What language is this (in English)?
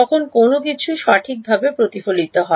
Bangla